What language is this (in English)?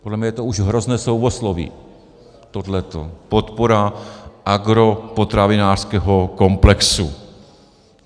Czech